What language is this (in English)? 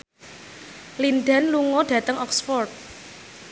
Javanese